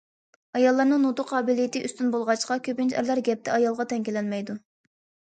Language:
Uyghur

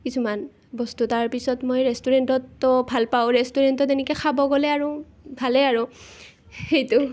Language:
Assamese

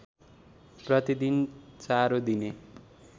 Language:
Nepali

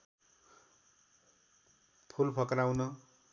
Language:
Nepali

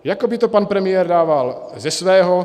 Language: Czech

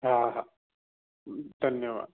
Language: Sindhi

